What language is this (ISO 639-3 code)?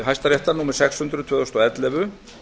isl